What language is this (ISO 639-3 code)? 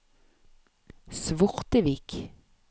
nor